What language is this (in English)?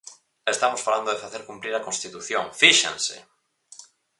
Galician